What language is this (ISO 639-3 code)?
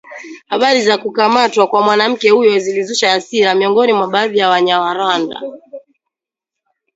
swa